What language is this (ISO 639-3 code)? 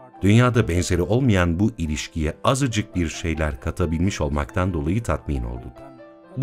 tur